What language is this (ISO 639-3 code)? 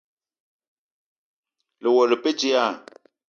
eto